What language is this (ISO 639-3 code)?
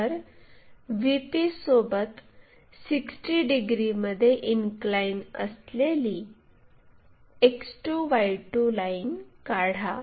mar